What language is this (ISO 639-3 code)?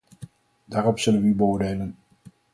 nld